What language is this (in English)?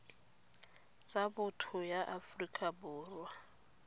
Tswana